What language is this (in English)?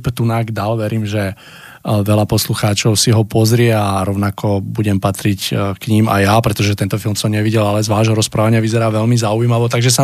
Czech